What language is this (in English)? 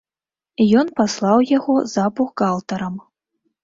Belarusian